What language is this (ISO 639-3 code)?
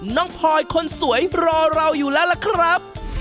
tha